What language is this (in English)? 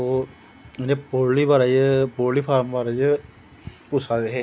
Dogri